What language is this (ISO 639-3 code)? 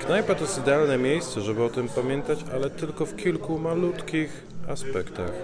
pol